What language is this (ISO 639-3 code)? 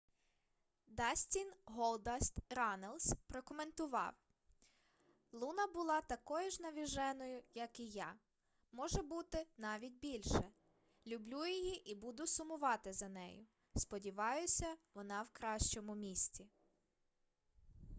ukr